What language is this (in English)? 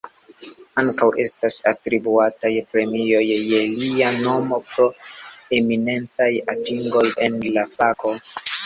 Esperanto